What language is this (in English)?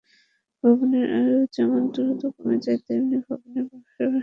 Bangla